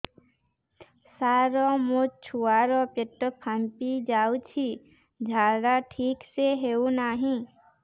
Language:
Odia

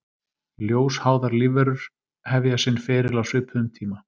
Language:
Icelandic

